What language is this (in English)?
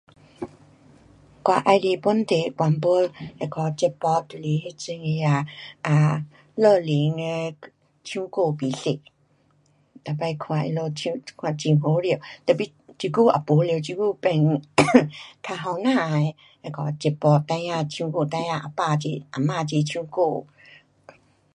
Pu-Xian Chinese